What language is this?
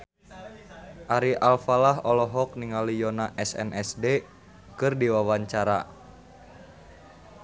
Sundanese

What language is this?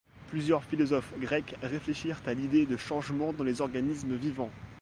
French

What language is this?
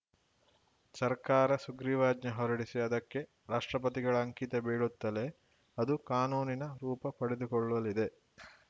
Kannada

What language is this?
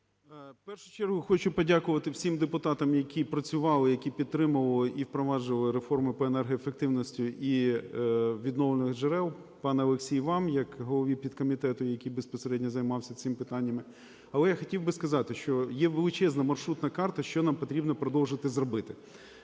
Ukrainian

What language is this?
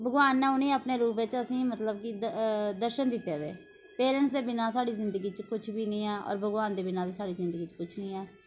Dogri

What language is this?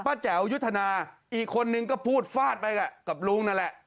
Thai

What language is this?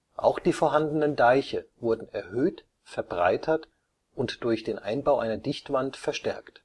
German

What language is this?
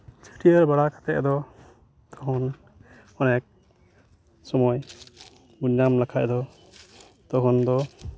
Santali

